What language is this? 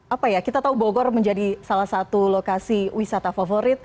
Indonesian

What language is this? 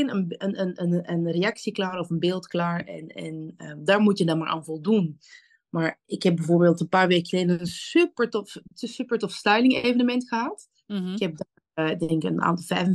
Dutch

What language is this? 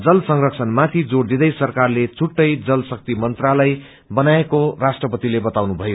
Nepali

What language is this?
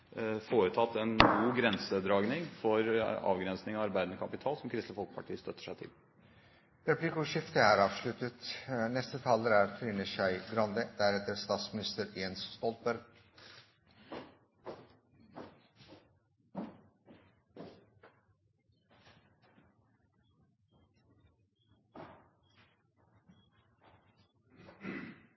Norwegian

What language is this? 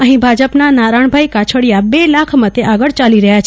Gujarati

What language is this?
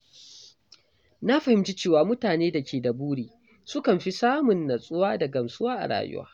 Hausa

